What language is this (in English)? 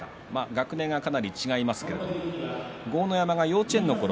Japanese